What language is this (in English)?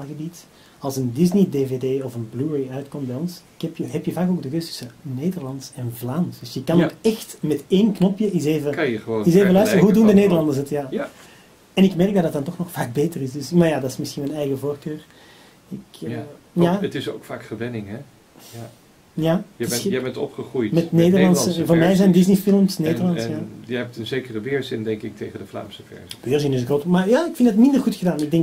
Dutch